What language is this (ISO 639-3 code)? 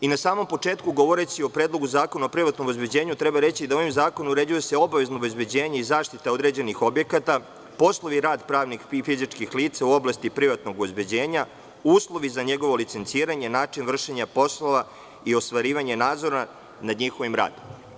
srp